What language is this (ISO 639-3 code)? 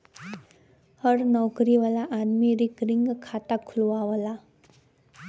bho